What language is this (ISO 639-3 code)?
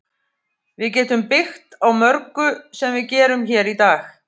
isl